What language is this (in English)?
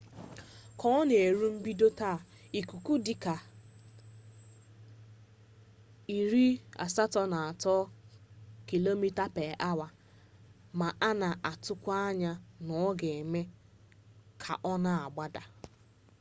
Igbo